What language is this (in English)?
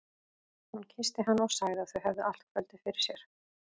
Icelandic